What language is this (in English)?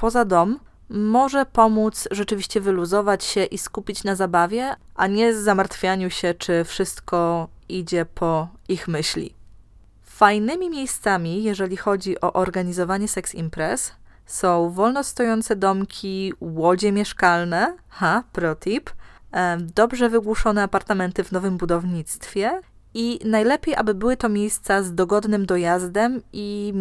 Polish